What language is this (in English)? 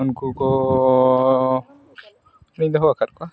Santali